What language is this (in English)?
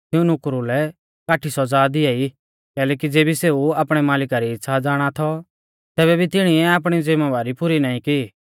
Mahasu Pahari